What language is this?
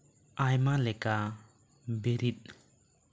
Santali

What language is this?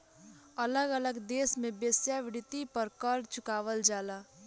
Bhojpuri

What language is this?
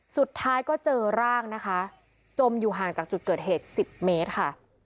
Thai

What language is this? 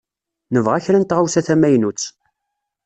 Kabyle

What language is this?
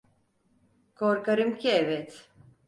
Turkish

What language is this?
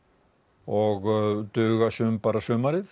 Icelandic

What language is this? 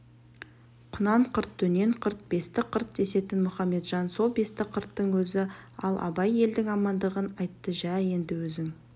Kazakh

